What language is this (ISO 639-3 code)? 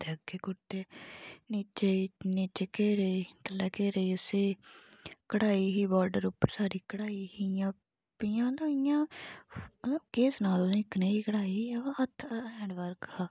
doi